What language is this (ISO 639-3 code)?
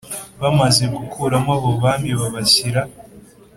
kin